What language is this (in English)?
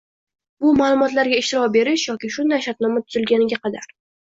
Uzbek